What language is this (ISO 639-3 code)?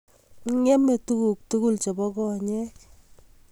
kln